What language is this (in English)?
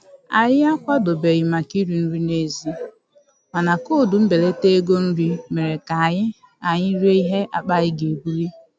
Igbo